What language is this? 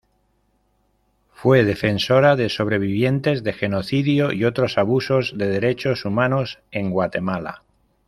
Spanish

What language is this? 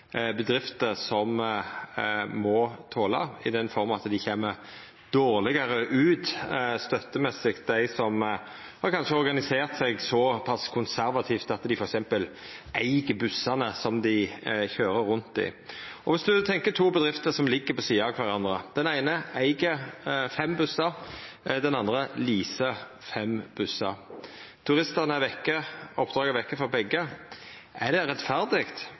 Norwegian Nynorsk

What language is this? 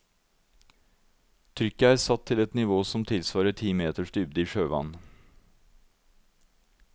Norwegian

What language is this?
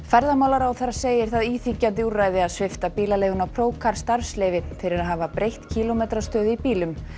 Icelandic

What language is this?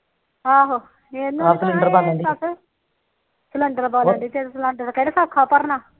Punjabi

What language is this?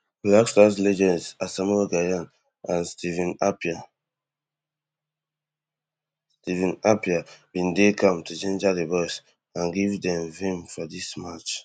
Nigerian Pidgin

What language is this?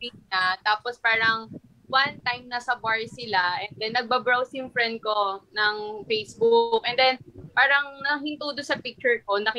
Filipino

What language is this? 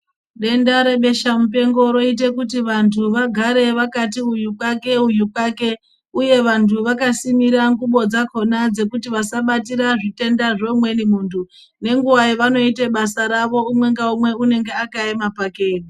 Ndau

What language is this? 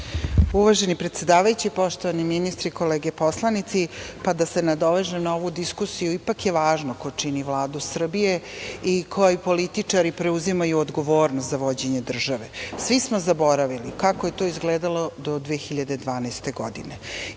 Serbian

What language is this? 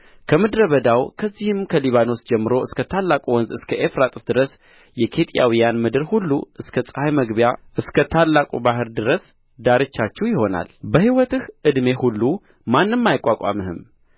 Amharic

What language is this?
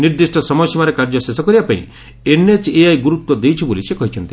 Odia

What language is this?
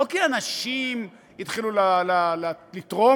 Hebrew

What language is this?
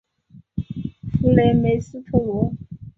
Chinese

